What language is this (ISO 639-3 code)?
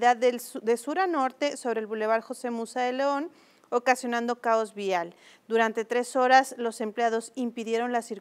spa